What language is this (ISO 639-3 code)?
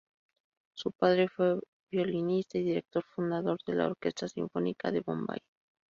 spa